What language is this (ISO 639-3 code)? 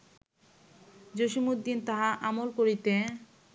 ben